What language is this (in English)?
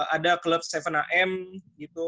Indonesian